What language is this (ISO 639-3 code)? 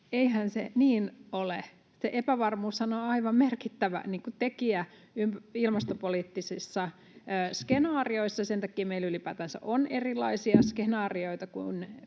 fin